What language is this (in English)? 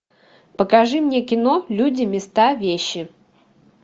Russian